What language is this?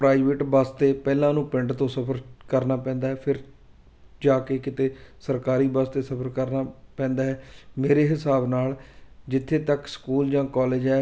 Punjabi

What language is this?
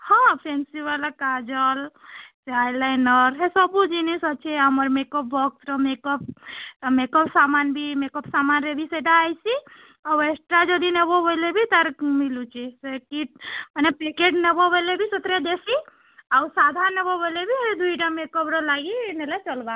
Odia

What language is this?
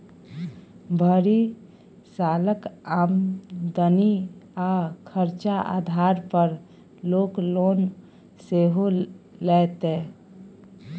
Maithili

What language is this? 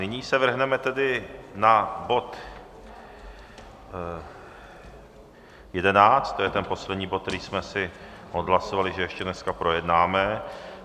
Czech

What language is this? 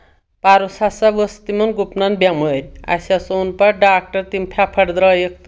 Kashmiri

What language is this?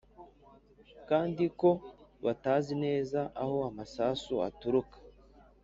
Kinyarwanda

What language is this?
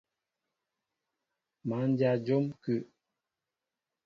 Mbo (Cameroon)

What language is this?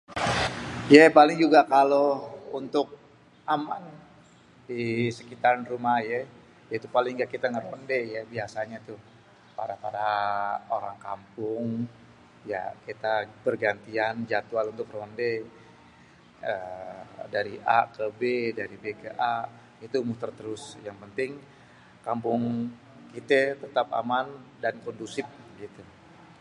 Betawi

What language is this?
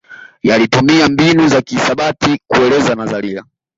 Swahili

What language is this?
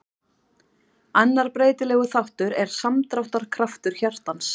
Icelandic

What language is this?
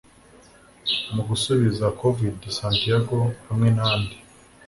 Kinyarwanda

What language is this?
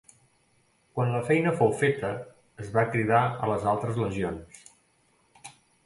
Catalan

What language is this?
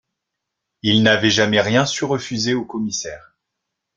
French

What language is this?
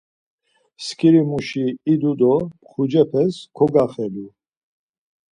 Laz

